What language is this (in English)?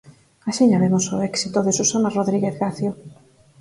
Galician